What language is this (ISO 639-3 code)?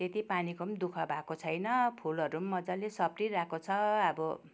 nep